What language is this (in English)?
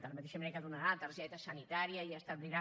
Catalan